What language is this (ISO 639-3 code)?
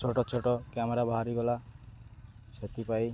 ori